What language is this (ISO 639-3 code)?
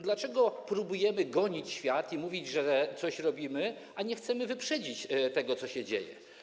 pol